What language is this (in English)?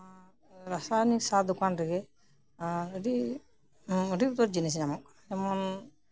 Santali